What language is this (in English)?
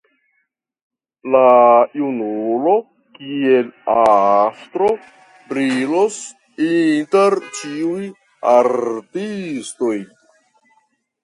Esperanto